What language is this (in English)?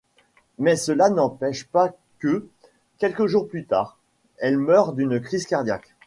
French